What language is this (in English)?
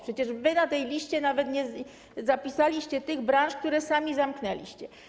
Polish